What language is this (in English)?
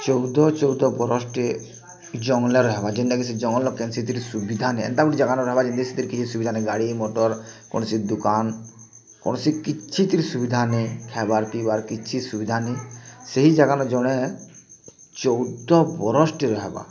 Odia